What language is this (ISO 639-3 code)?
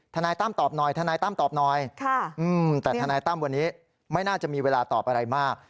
tha